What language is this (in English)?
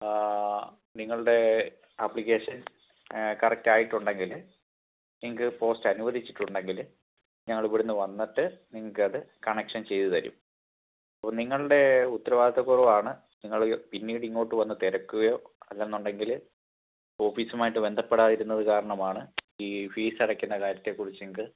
Malayalam